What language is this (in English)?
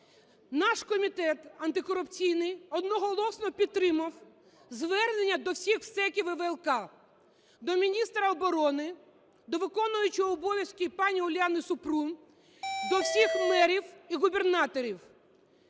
Ukrainian